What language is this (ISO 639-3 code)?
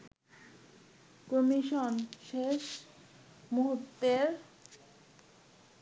ben